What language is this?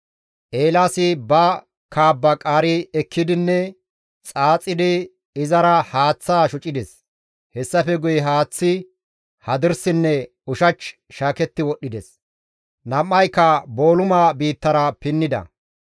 Gamo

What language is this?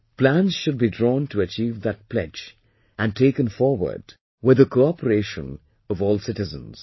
English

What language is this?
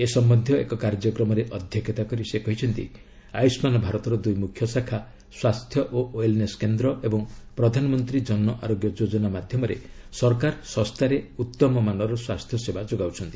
Odia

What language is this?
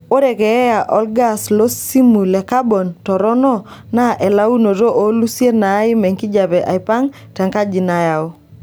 Masai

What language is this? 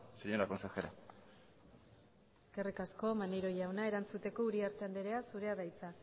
Basque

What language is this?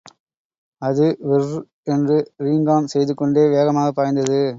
Tamil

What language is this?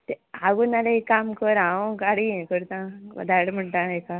Konkani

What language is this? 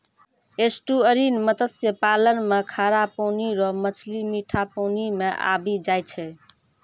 Maithili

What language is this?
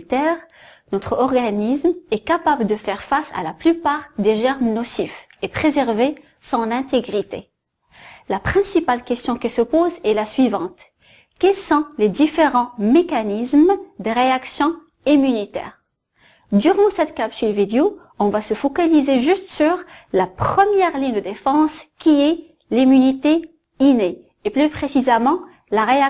French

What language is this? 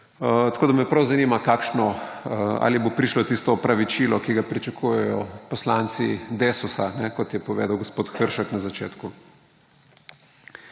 Slovenian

